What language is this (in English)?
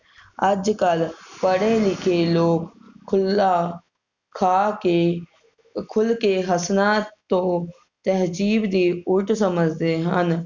Punjabi